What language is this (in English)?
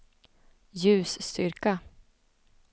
Swedish